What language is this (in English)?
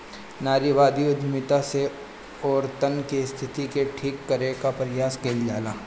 Bhojpuri